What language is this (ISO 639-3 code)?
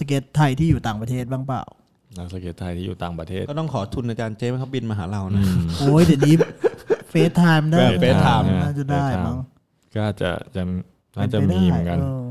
tha